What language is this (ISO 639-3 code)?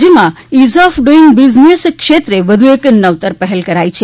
guj